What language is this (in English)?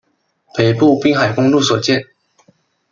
Chinese